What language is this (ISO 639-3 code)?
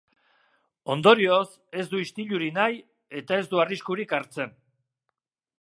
eus